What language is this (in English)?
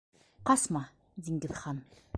Bashkir